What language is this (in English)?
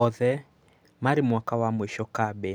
Kikuyu